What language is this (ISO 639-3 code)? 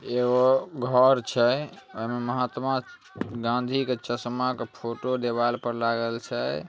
mag